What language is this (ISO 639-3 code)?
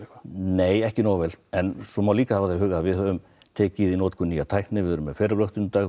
isl